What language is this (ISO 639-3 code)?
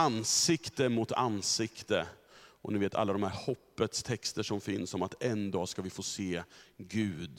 swe